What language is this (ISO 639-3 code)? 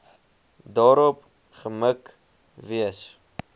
afr